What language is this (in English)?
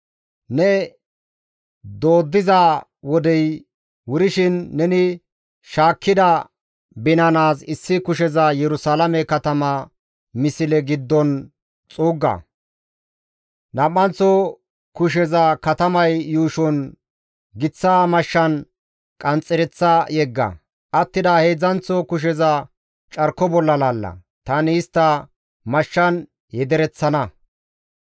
Gamo